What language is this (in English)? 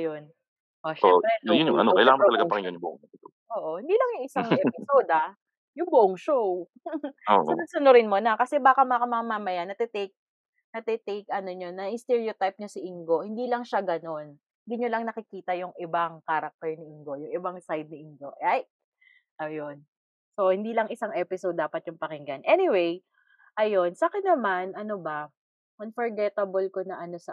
Filipino